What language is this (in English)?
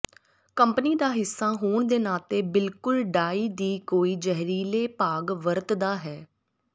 Punjabi